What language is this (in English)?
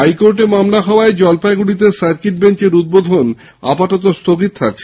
Bangla